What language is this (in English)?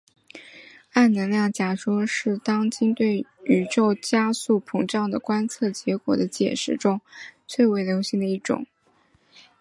Chinese